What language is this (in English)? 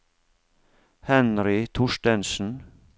Norwegian